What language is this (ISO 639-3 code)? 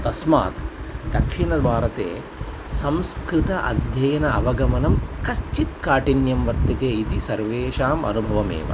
san